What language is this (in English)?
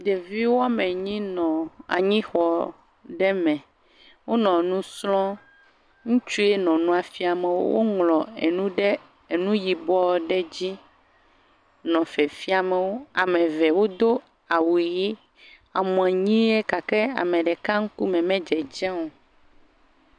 Ewe